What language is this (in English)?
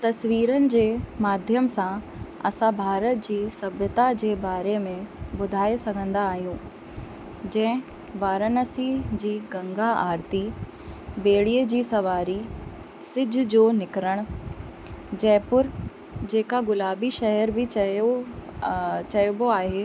Sindhi